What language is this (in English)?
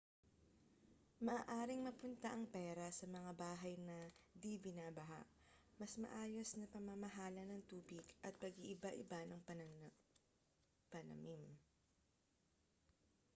Filipino